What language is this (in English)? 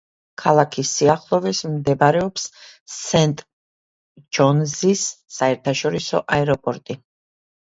Georgian